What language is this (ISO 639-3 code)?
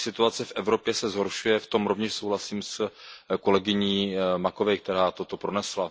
ces